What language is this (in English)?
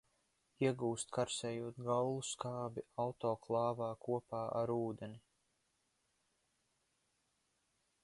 Latvian